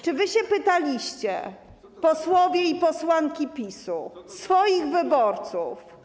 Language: Polish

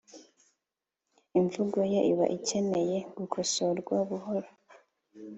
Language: Kinyarwanda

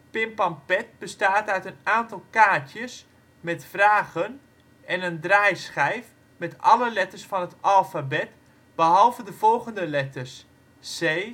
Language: Dutch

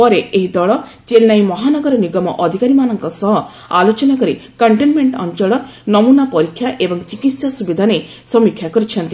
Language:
Odia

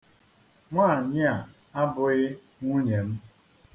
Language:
Igbo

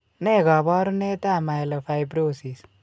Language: Kalenjin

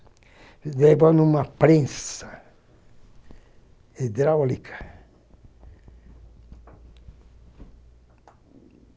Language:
Portuguese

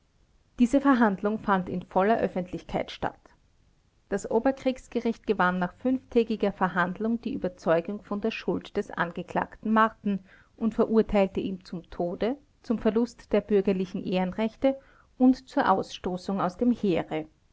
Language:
German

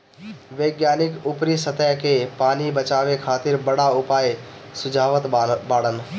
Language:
Bhojpuri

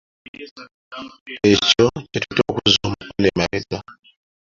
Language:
Ganda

